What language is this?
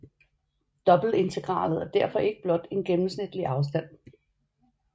Danish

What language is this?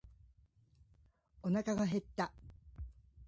Japanese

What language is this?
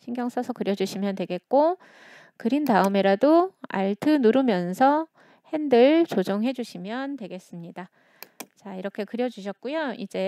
Korean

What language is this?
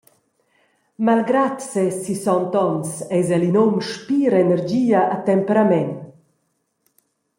Romansh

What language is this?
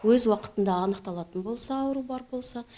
Kazakh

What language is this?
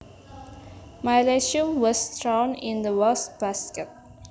Javanese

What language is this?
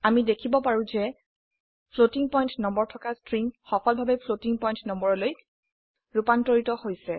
Assamese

